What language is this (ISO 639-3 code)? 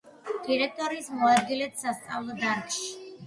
kat